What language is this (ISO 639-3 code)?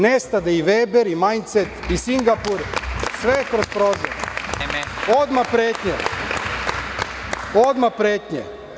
srp